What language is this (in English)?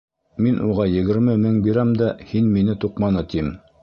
Bashkir